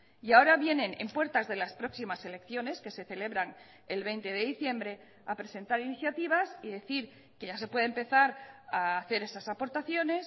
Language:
Spanish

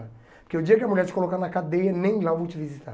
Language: Portuguese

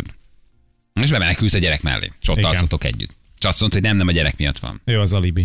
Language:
Hungarian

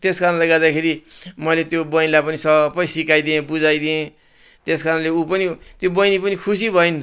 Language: Nepali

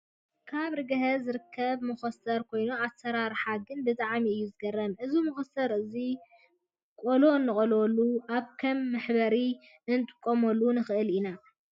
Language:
Tigrinya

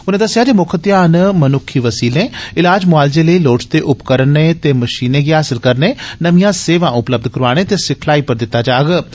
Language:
Dogri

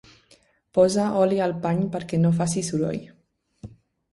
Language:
Catalan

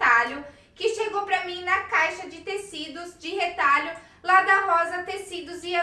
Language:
Portuguese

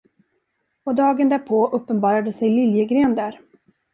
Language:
Swedish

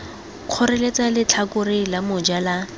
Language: Tswana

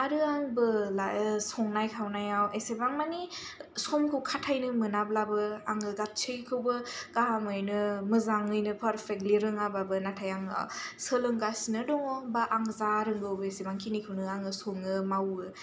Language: Bodo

